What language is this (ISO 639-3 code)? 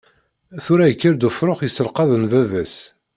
kab